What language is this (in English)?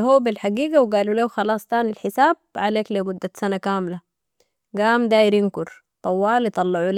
Sudanese Arabic